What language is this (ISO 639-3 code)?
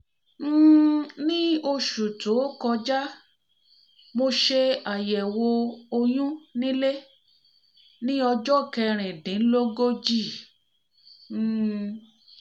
yor